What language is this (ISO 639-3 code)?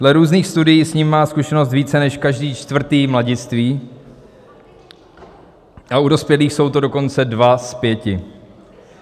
ces